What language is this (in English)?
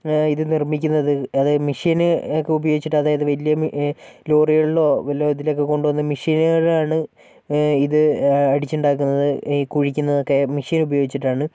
Malayalam